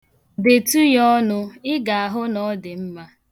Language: Igbo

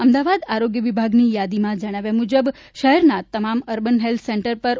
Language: Gujarati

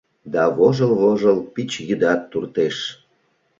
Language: Mari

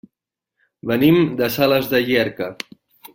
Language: Catalan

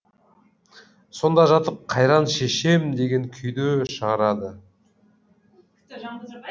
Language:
Kazakh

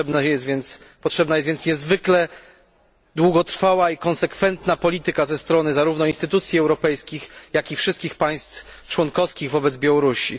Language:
Polish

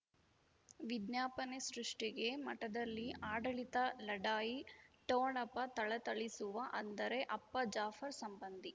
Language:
Kannada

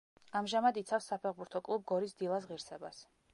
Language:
Georgian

